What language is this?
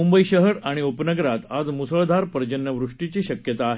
Marathi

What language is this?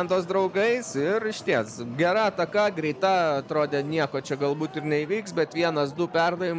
Lithuanian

